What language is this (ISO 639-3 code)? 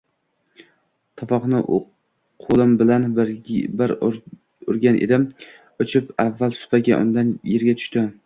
uzb